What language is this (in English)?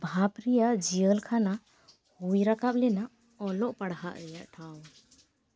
Santali